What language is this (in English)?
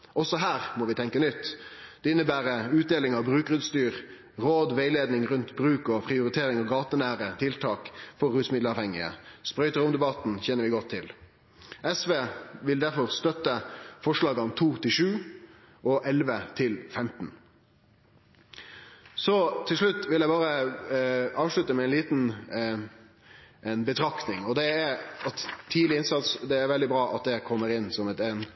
Norwegian Nynorsk